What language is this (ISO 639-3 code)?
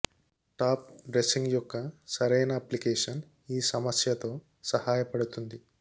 tel